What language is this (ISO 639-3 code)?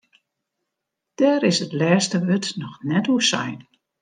fry